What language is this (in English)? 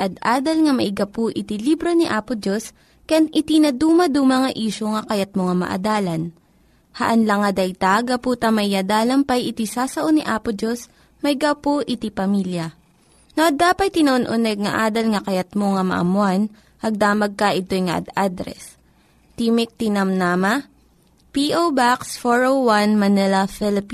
Filipino